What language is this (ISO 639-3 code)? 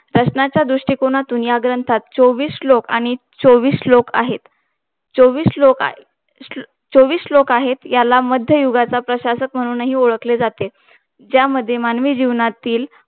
mar